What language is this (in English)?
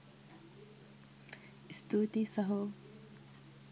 Sinhala